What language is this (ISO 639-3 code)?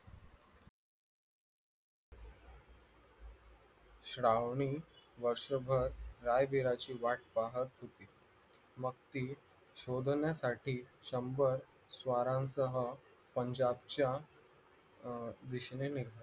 mar